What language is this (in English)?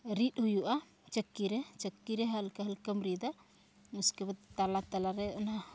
Santali